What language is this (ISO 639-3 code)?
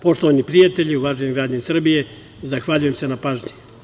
srp